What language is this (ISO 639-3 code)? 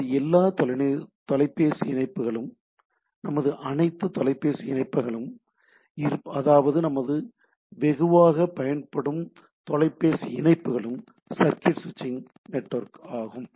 tam